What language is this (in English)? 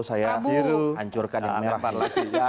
Indonesian